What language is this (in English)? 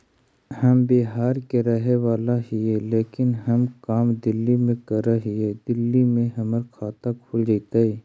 Magahi